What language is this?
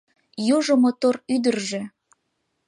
Mari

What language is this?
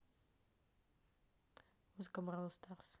Russian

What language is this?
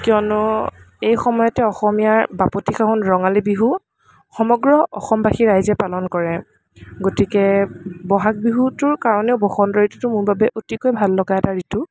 Assamese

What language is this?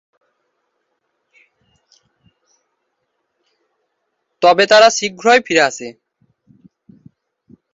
Bangla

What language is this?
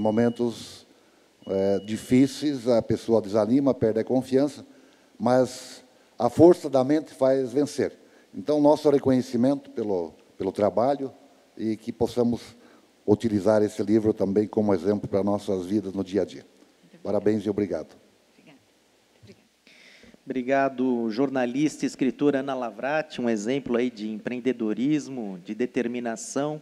Portuguese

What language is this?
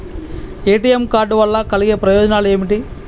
Telugu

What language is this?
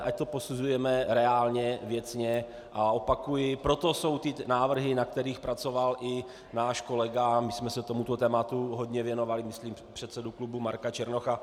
Czech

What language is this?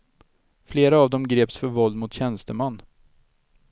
Swedish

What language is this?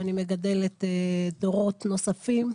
Hebrew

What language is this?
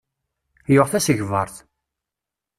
Kabyle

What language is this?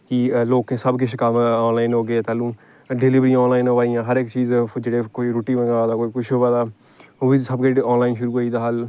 Dogri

